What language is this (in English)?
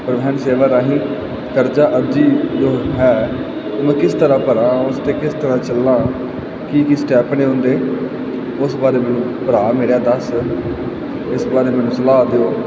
Punjabi